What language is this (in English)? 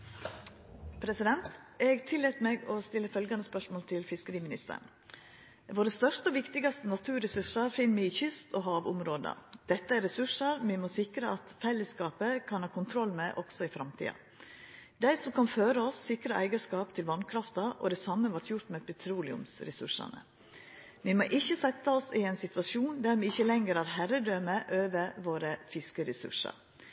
Norwegian Nynorsk